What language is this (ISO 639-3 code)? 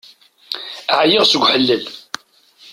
kab